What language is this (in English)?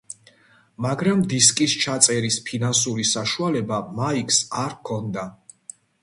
Georgian